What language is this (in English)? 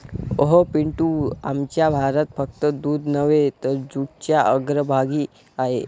Marathi